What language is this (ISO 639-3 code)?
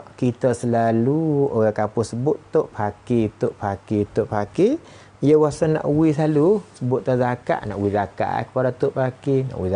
msa